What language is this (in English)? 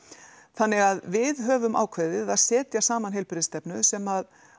Icelandic